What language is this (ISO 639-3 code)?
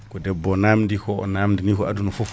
ful